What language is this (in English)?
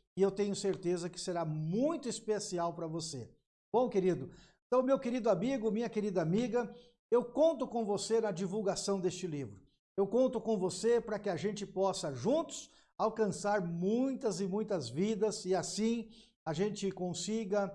Portuguese